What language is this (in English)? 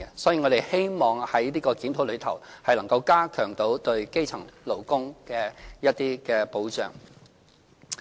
Cantonese